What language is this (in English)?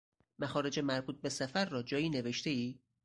Persian